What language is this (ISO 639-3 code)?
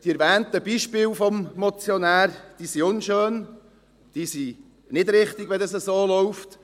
gsw